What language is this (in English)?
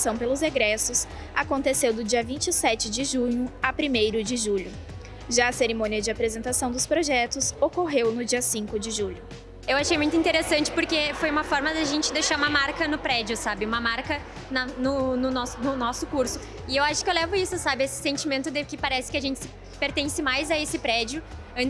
Portuguese